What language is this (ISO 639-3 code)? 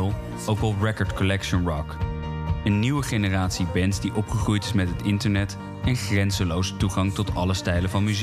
nld